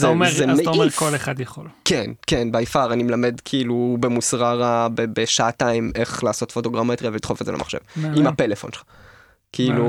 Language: Hebrew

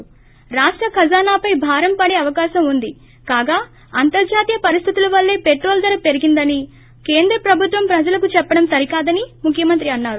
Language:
Telugu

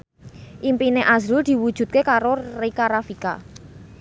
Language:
Javanese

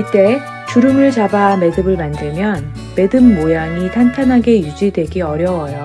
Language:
Korean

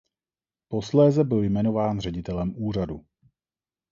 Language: Czech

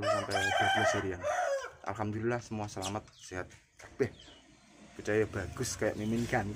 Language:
Indonesian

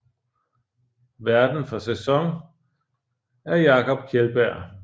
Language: Danish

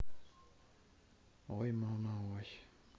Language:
Russian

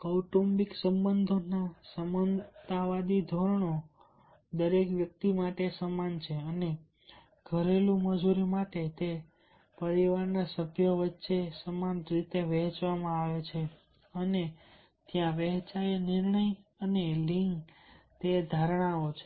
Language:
Gujarati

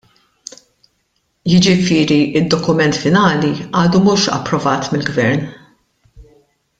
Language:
Maltese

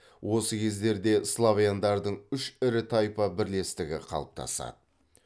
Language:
Kazakh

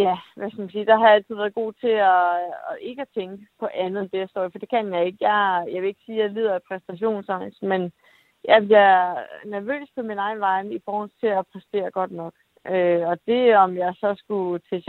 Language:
Danish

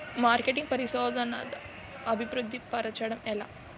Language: Telugu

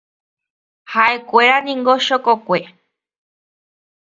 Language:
Guarani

